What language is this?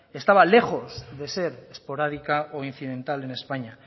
Spanish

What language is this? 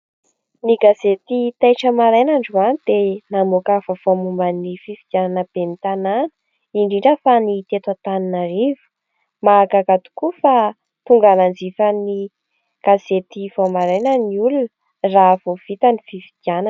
Malagasy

